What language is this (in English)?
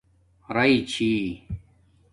Domaaki